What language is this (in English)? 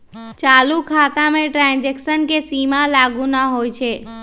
Magahi